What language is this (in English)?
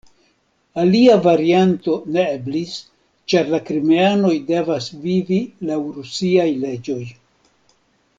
Esperanto